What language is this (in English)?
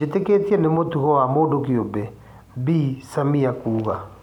Kikuyu